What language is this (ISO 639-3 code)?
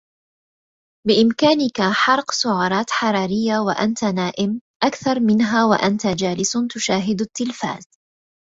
ara